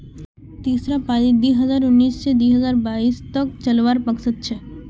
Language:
Magahi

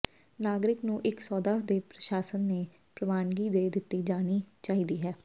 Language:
Punjabi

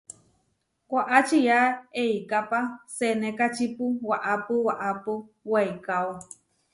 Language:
Huarijio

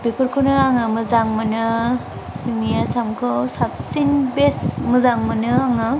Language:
Bodo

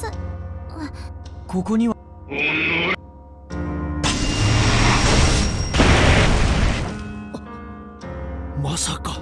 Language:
Japanese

